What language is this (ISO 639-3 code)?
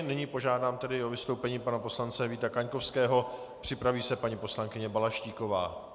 ces